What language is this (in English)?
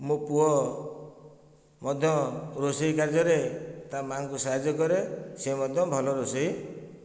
Odia